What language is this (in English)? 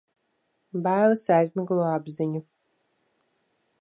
Latvian